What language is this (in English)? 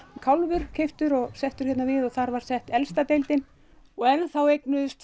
Icelandic